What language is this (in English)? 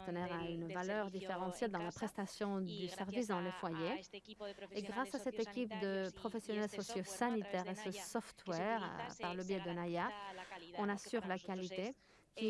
French